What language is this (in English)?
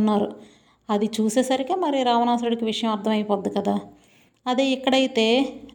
Telugu